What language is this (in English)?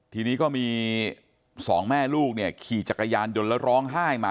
Thai